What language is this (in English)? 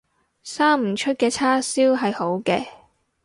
Cantonese